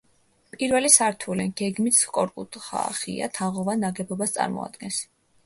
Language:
Georgian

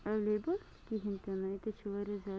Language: Kashmiri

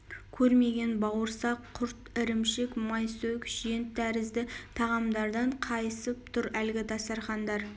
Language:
Kazakh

